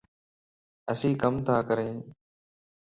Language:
Lasi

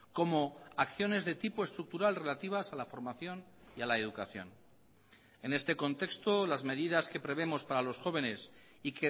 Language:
Spanish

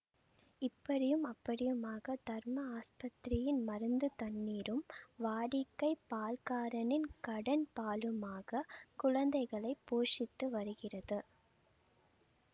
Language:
Tamil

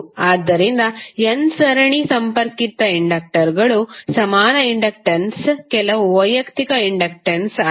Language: Kannada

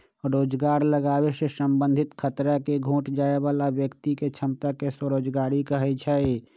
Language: Magahi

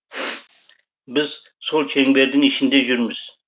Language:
Kazakh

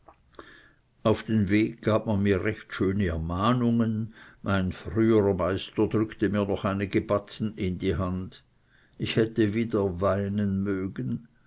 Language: German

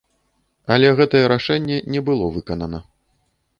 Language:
Belarusian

